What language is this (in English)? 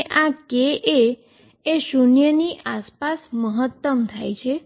Gujarati